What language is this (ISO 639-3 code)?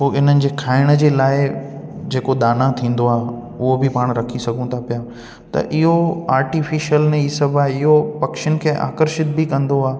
snd